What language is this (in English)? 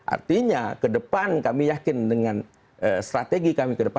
Indonesian